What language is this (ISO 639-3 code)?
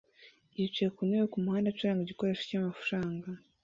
kin